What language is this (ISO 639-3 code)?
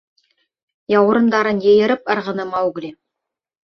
bak